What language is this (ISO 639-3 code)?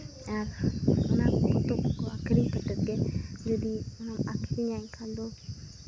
sat